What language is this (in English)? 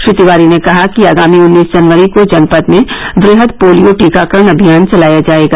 Hindi